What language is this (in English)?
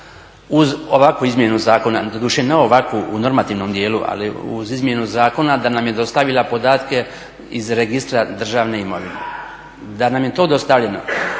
Croatian